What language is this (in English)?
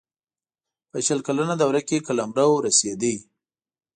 Pashto